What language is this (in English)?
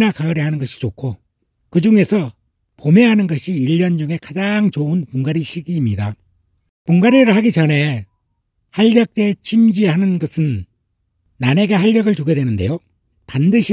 Korean